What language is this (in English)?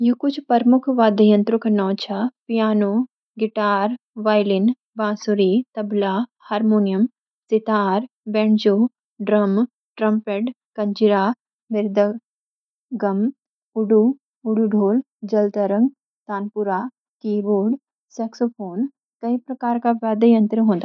Garhwali